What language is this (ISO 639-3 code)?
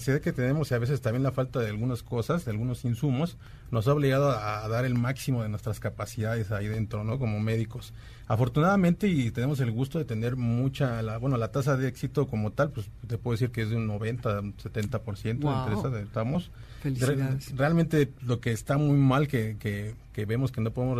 spa